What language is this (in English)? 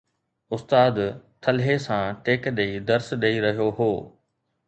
Sindhi